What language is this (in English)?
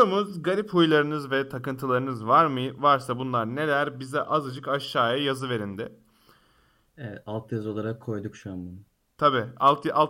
Turkish